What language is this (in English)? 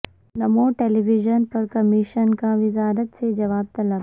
Urdu